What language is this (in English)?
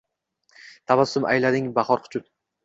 Uzbek